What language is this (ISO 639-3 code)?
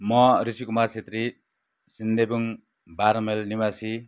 nep